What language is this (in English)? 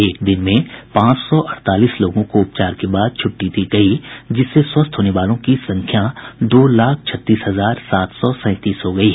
Hindi